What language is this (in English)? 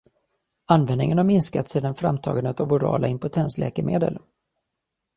Swedish